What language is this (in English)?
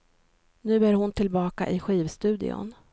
Swedish